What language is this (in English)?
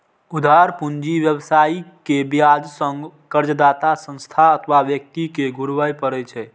Maithili